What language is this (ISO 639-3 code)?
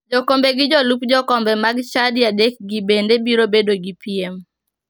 luo